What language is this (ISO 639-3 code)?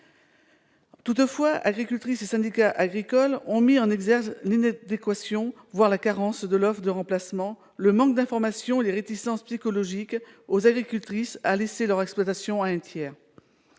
fra